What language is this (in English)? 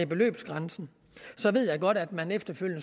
Danish